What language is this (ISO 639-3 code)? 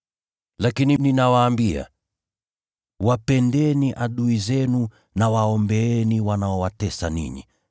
swa